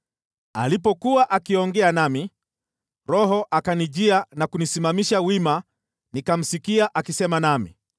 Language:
Swahili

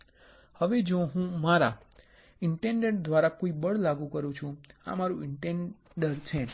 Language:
Gujarati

